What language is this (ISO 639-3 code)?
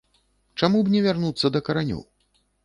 bel